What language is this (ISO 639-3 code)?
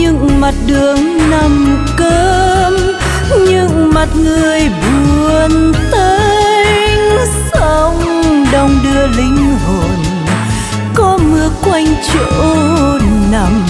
vie